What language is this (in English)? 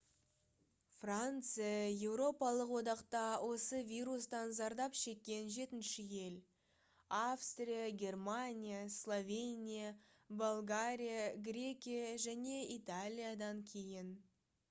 Kazakh